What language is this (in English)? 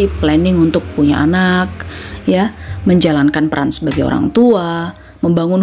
Indonesian